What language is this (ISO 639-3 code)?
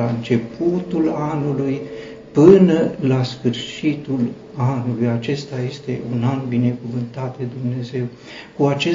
ron